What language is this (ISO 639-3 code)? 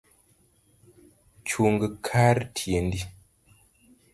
luo